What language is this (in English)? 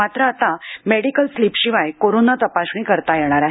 Marathi